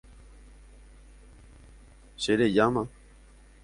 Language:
Guarani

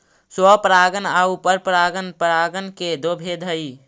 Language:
Magahi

